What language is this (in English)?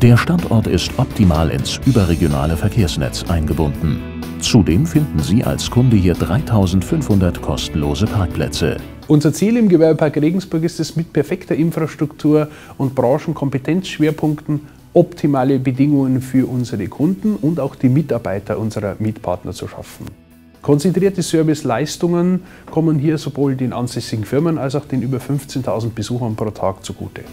German